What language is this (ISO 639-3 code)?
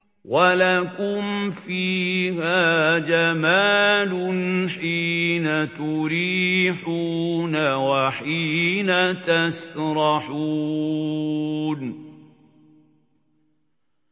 ara